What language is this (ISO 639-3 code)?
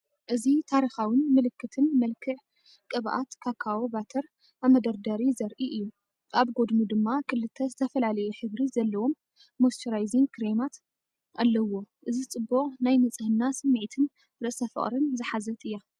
tir